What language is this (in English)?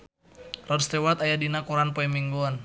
Sundanese